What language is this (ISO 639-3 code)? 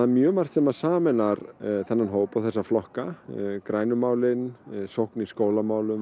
isl